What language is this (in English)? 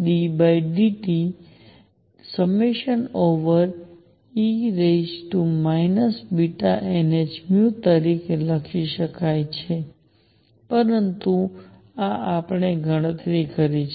Gujarati